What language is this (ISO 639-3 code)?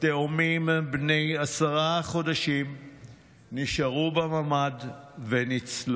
heb